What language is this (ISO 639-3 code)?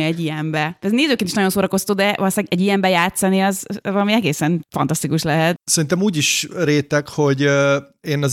hun